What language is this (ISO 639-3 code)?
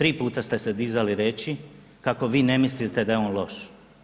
hrv